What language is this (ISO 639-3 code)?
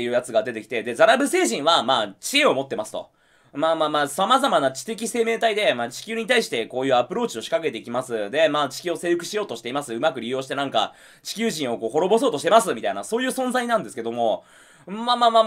jpn